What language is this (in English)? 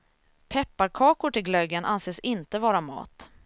Swedish